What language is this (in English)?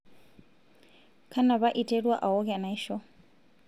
Masai